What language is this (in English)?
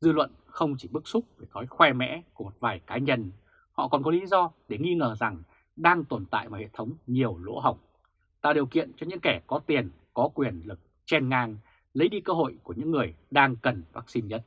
Vietnamese